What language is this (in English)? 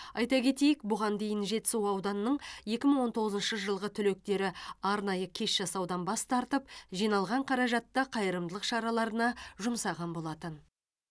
Kazakh